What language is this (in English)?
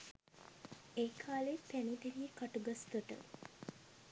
Sinhala